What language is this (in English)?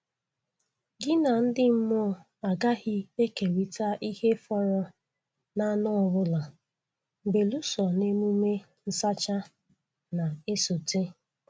Igbo